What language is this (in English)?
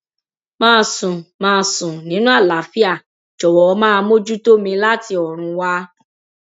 Yoruba